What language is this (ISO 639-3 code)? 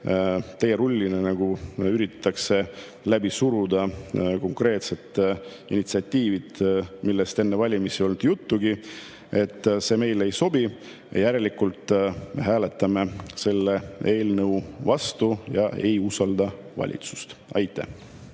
est